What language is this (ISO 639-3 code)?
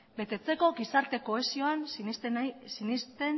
eus